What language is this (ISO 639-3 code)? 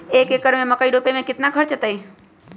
mag